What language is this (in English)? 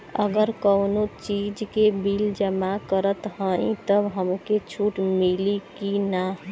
Bhojpuri